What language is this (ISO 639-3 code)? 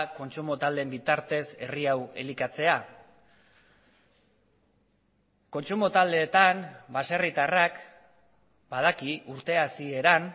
eus